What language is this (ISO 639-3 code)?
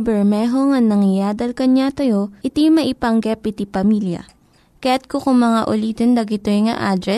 fil